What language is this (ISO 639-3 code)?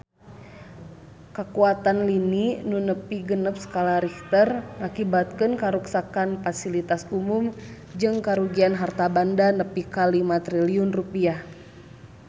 sun